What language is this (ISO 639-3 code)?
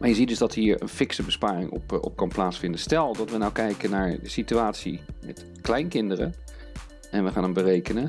nld